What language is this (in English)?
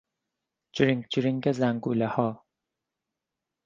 Persian